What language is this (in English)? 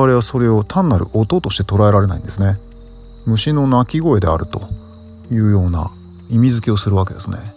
Japanese